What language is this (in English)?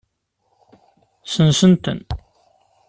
Kabyle